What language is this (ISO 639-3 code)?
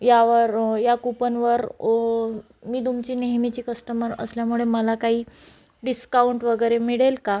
mar